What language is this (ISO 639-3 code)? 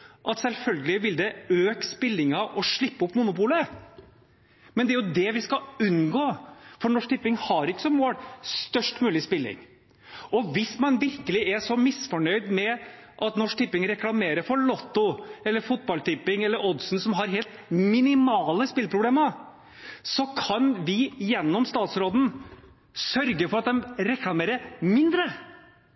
nob